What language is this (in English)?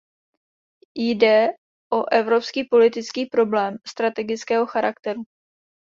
Czech